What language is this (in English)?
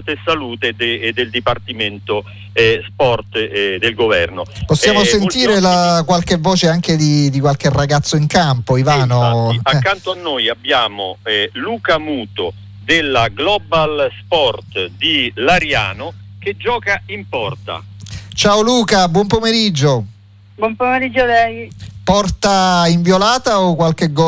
Italian